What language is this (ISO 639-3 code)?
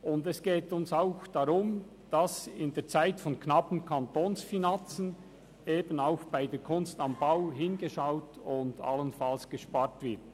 gsw